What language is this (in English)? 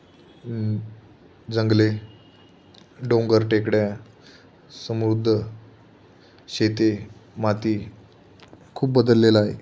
Marathi